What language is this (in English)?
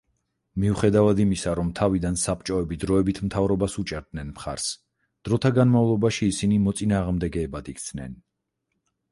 Georgian